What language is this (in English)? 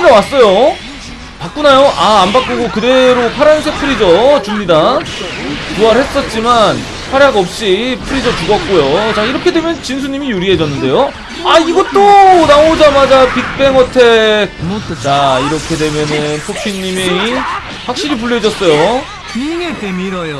Korean